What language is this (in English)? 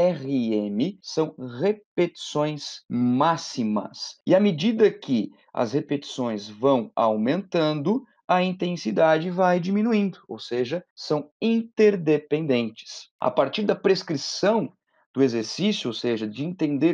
Portuguese